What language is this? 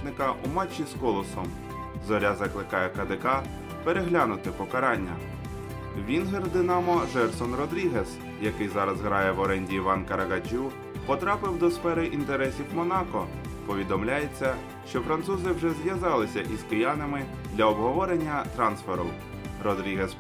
Ukrainian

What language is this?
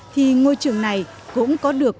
Vietnamese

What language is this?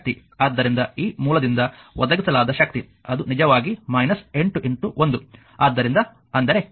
Kannada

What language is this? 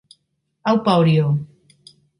Basque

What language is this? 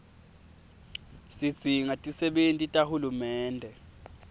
Swati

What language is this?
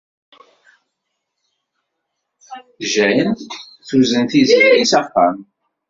Kabyle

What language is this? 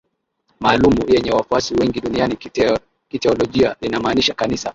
Swahili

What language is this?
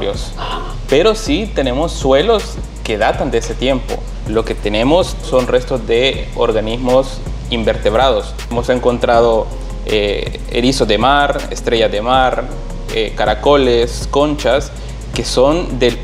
Spanish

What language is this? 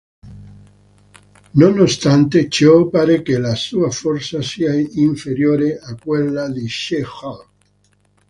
Italian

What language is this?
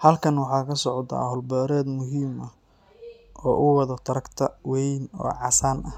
Somali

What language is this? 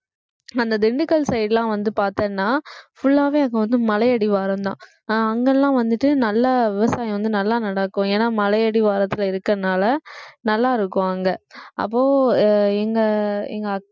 Tamil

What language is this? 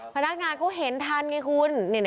Thai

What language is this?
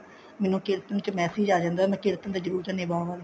Punjabi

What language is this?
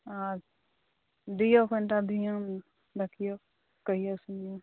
Maithili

